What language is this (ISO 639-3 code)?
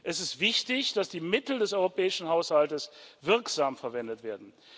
deu